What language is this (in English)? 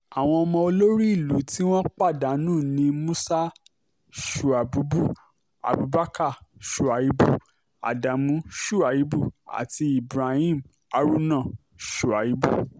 Yoruba